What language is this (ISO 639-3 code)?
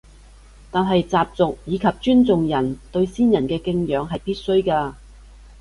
yue